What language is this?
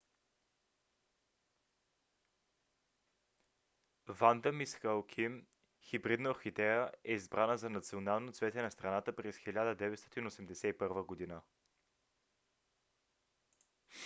Bulgarian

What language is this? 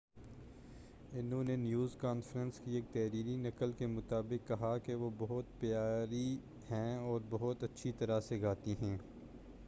Urdu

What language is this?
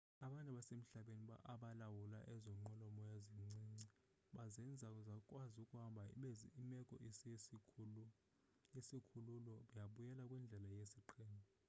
Xhosa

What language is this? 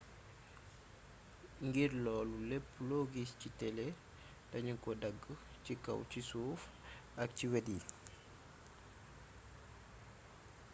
Wolof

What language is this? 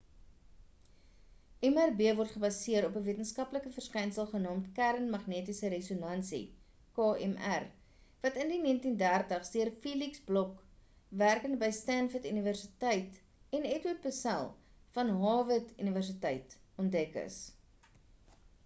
Afrikaans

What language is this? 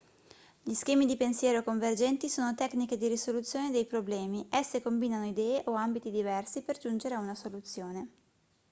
Italian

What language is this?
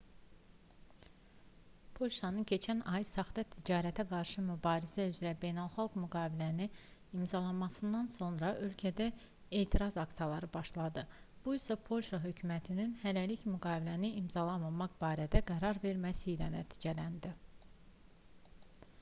Azerbaijani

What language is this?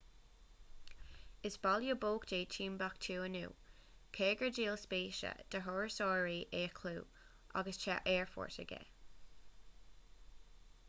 Irish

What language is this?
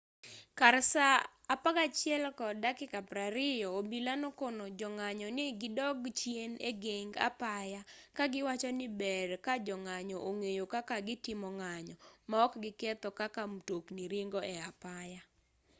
Luo (Kenya and Tanzania)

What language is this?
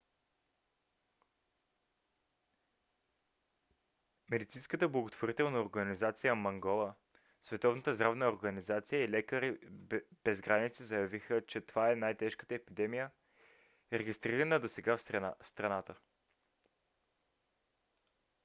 Bulgarian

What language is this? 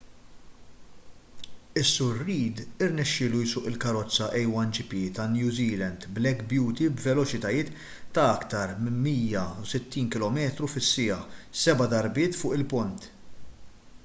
Maltese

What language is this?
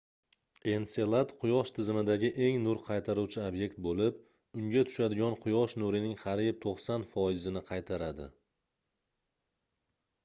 Uzbek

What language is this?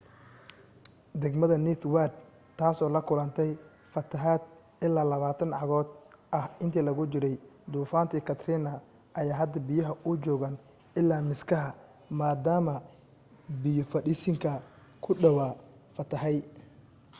Somali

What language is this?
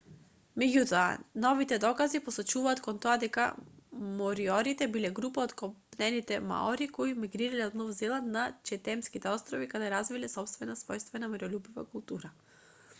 Macedonian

